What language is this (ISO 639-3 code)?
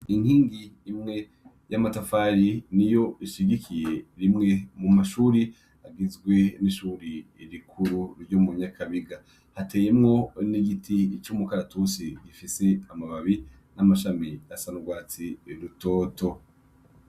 run